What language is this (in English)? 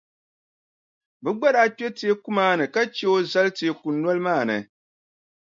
Dagbani